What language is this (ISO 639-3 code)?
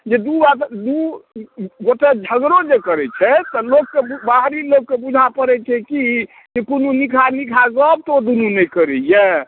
mai